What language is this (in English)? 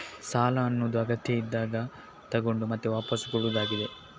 Kannada